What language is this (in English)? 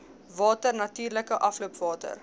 Afrikaans